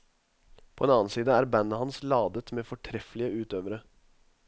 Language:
Norwegian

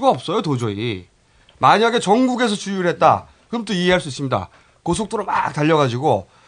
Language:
Korean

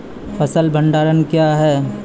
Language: Maithili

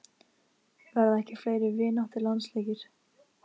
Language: Icelandic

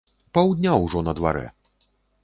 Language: Belarusian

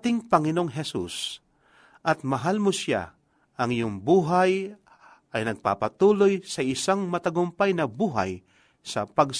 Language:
Filipino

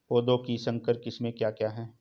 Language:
Hindi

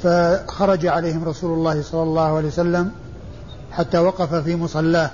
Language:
Arabic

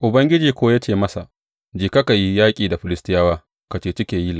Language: Hausa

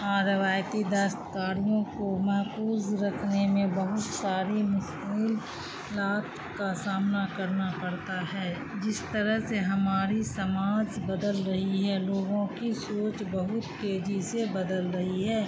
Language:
Urdu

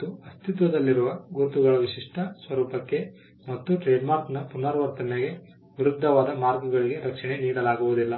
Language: Kannada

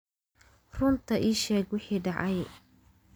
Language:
Somali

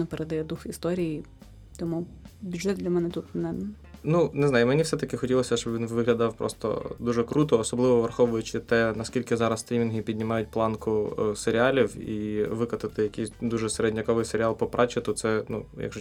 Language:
Ukrainian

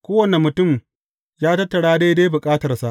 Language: Hausa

